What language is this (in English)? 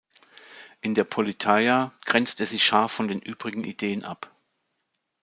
German